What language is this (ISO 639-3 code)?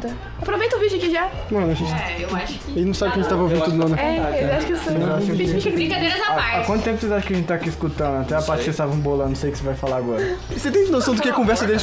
por